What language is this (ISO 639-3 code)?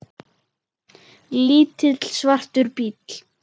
isl